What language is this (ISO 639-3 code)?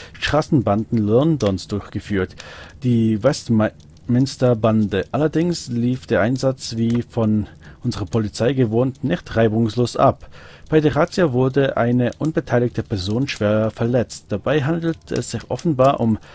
deu